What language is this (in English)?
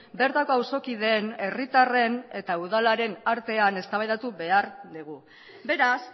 Basque